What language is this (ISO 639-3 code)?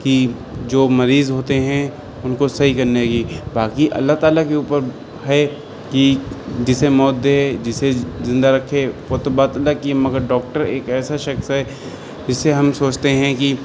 urd